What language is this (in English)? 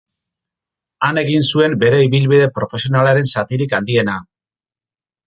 Basque